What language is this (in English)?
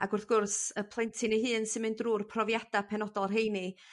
Welsh